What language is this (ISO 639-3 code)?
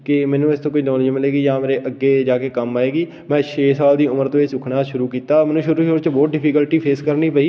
pan